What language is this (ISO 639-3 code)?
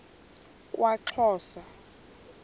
xho